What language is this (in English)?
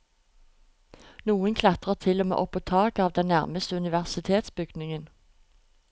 Norwegian